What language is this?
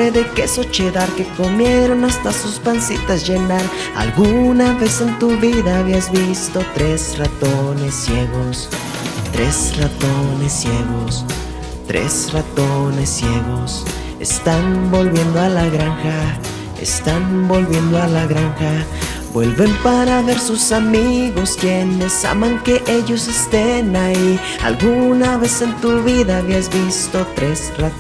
Spanish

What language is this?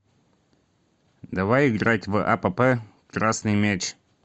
Russian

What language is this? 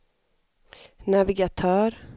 Swedish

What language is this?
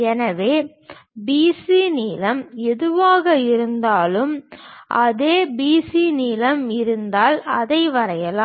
Tamil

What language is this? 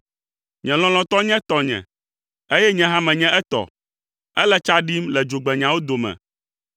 Ewe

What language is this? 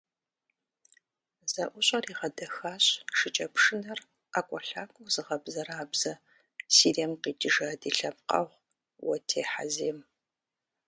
Kabardian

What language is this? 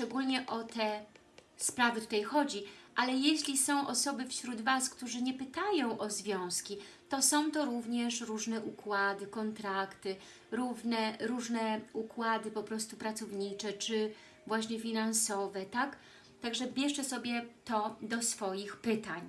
Polish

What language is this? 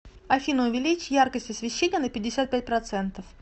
Russian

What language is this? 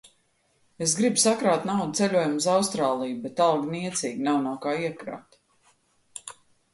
Latvian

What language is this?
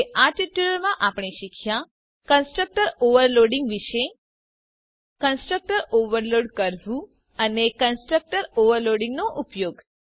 Gujarati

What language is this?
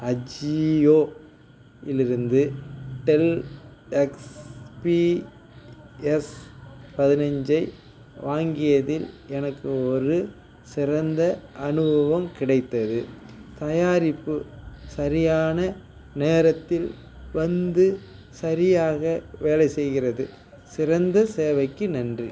Tamil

